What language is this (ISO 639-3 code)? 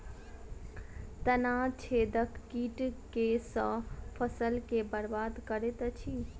mai